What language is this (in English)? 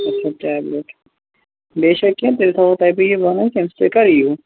Kashmiri